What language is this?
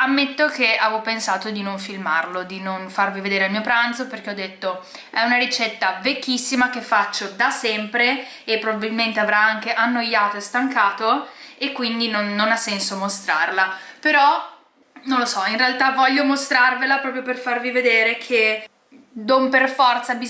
Italian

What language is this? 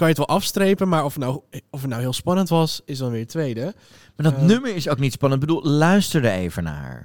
Dutch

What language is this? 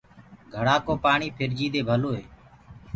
Gurgula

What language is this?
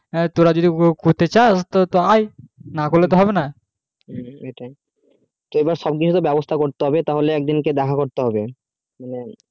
Bangla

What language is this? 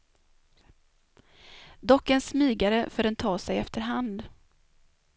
Swedish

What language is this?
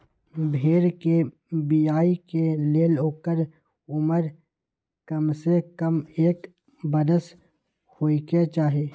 Magahi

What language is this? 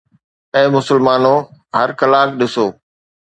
Sindhi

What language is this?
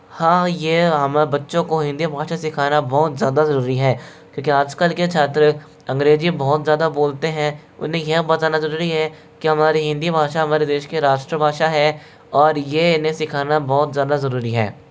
Hindi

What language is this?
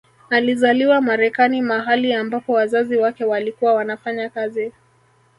Swahili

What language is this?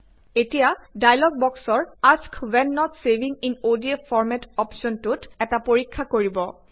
Assamese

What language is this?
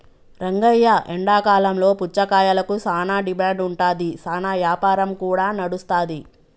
Telugu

